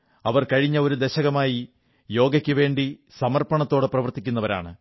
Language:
Malayalam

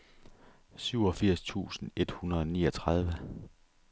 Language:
Danish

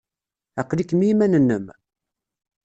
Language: Kabyle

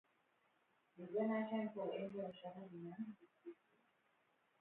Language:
Hebrew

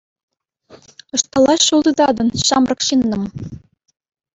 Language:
Chuvash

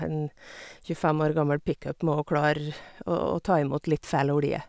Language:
Norwegian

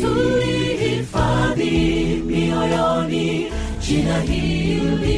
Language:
Swahili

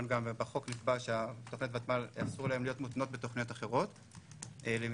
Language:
Hebrew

